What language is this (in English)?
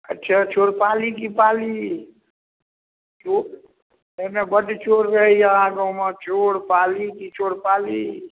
Maithili